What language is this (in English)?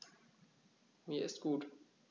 German